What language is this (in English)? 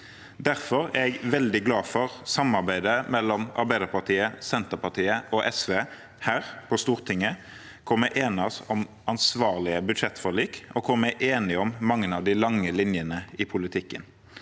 Norwegian